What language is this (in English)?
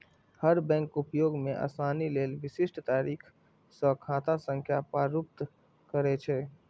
Maithili